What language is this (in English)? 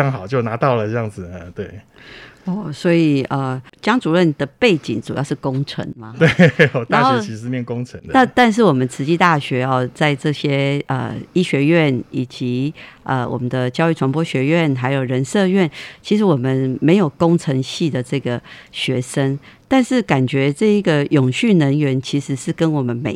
Chinese